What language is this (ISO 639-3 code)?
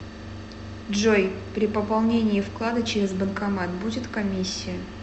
rus